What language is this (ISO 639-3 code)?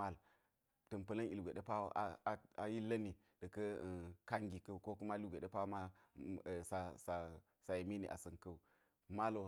gyz